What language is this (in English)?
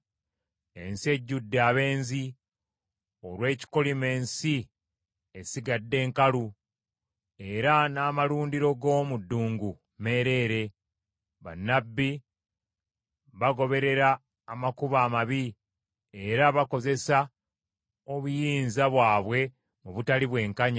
Ganda